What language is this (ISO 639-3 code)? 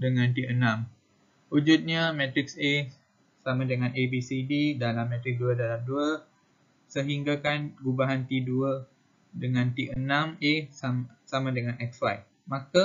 msa